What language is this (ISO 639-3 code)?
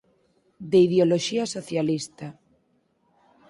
glg